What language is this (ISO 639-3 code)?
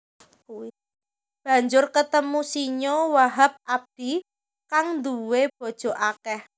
jav